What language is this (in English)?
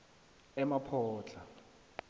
South Ndebele